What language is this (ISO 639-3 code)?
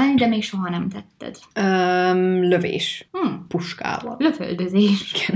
hun